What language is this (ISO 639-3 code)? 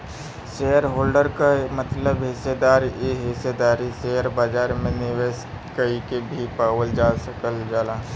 bho